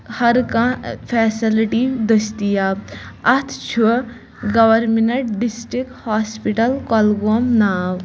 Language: Kashmiri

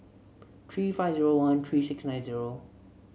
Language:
English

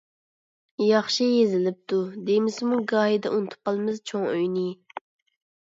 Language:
Uyghur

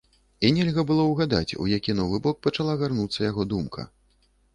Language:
Belarusian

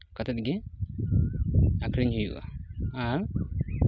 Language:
Santali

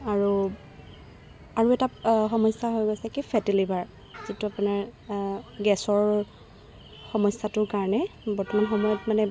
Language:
Assamese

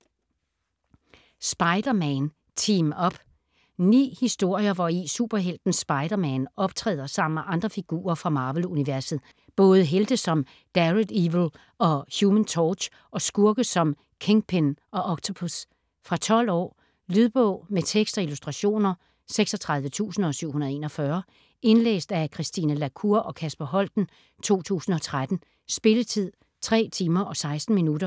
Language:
Danish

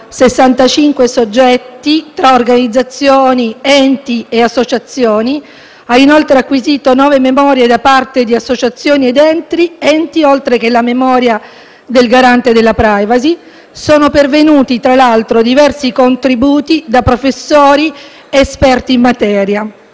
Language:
Italian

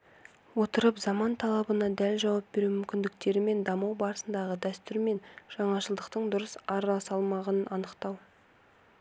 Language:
Kazakh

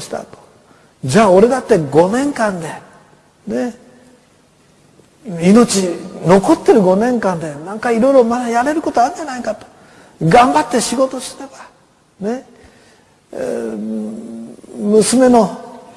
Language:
Japanese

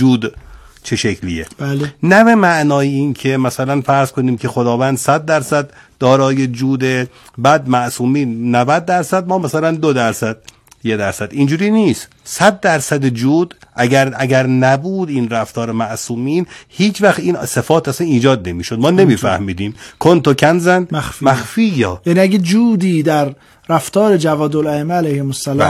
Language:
Persian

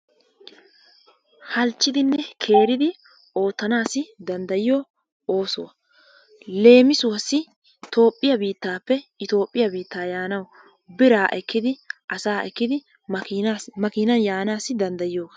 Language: Wolaytta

